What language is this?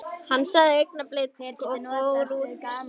Icelandic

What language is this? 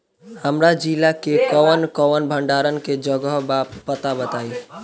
Bhojpuri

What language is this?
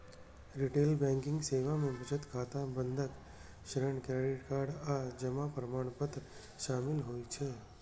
Maithili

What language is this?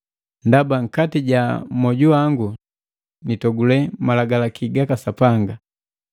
Matengo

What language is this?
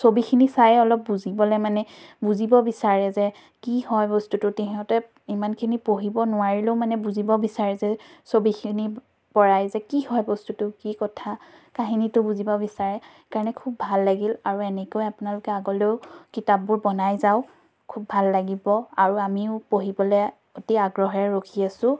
Assamese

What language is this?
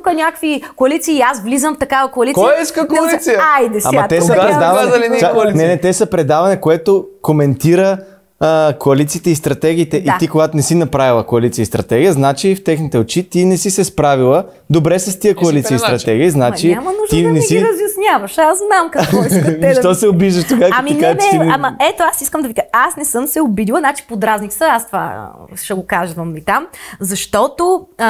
Bulgarian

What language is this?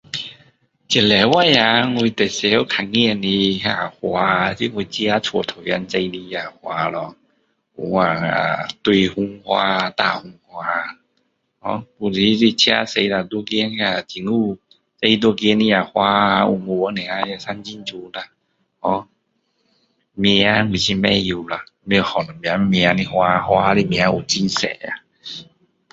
Min Dong Chinese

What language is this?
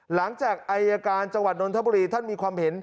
Thai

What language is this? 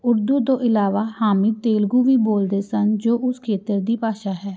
Punjabi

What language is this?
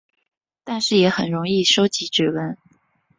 Chinese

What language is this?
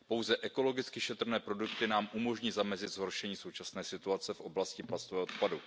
Czech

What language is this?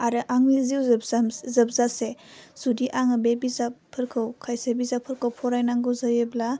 Bodo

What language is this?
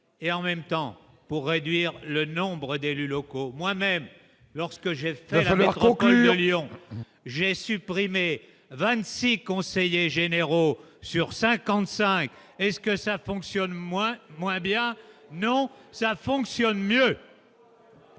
French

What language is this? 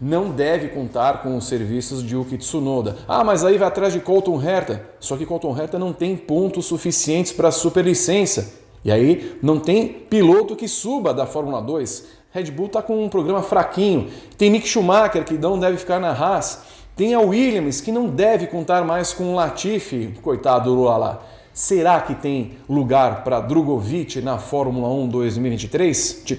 Portuguese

